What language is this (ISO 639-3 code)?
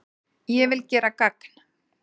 isl